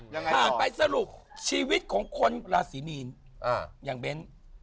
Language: Thai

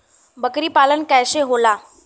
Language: Bhojpuri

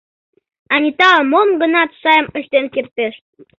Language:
Mari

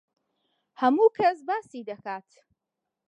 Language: Central Kurdish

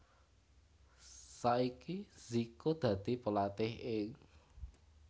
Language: Javanese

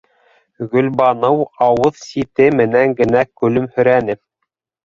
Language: Bashkir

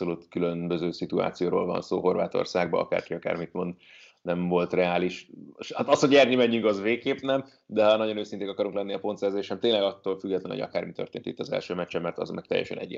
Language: Hungarian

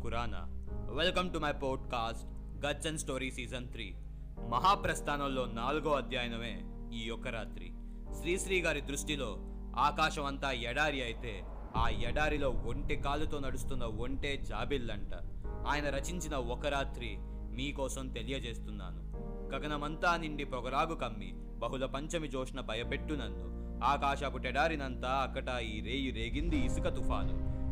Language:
Telugu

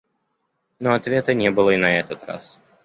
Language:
Russian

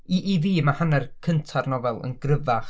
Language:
Welsh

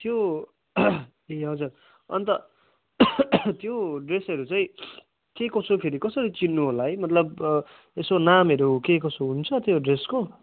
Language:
Nepali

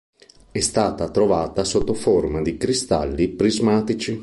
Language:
Italian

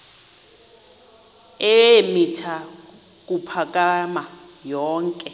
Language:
Xhosa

